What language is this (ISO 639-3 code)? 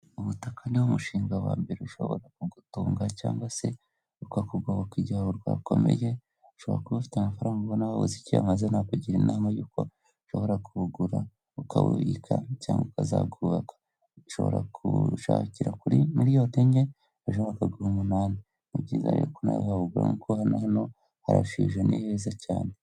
kin